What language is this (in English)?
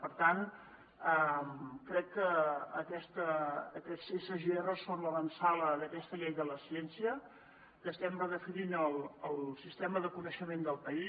Catalan